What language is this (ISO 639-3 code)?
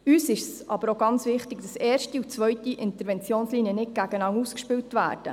gsw